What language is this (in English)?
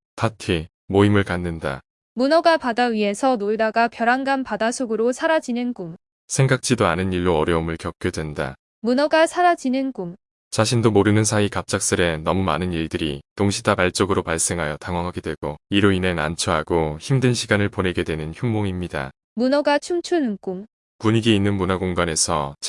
Korean